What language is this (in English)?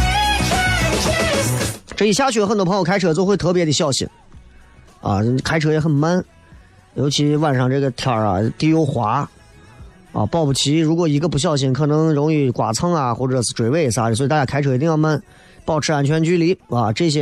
Chinese